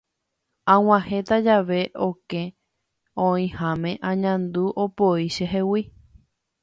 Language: Guarani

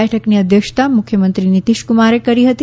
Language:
Gujarati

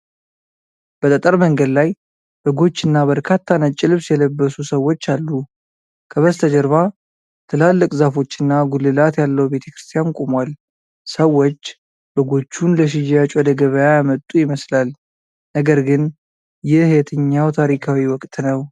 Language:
Amharic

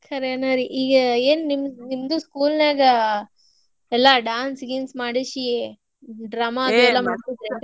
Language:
Kannada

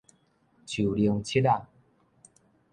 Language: Min Nan Chinese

